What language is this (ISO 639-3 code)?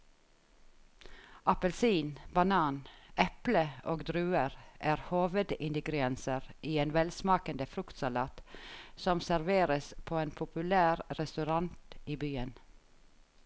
nor